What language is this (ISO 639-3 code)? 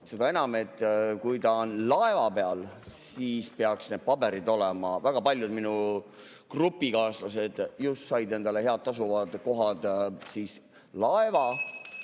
est